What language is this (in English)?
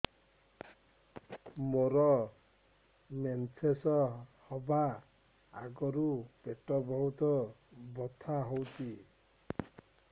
Odia